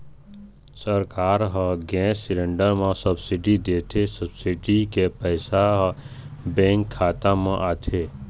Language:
Chhattisgarhi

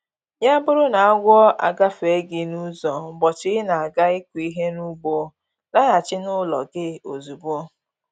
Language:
Igbo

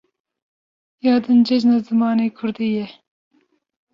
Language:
Kurdish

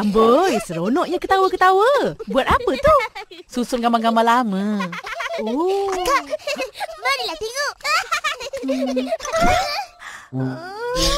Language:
Malay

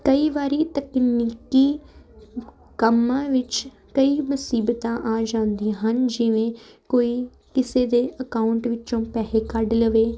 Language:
Punjabi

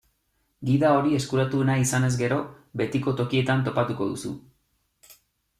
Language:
Basque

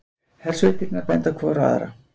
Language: Icelandic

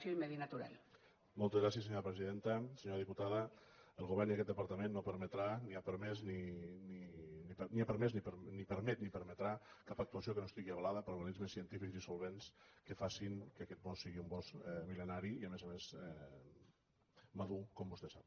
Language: Catalan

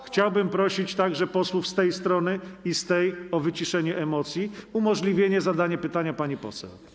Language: Polish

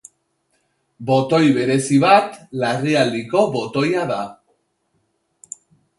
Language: Basque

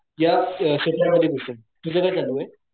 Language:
Marathi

